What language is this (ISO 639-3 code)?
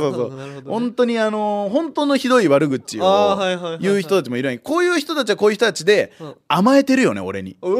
jpn